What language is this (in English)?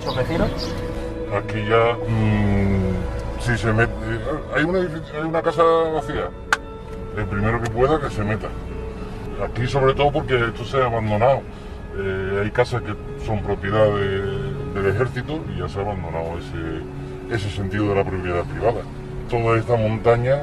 Spanish